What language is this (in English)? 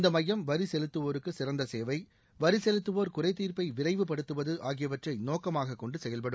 Tamil